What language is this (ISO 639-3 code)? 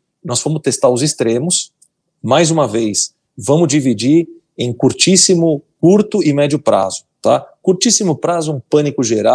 por